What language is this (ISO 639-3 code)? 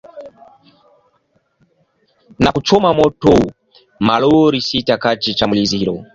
swa